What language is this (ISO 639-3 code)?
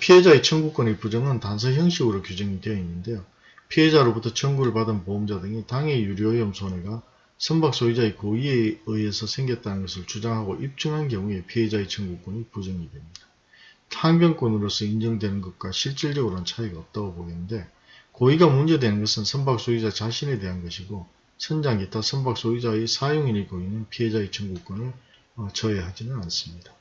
kor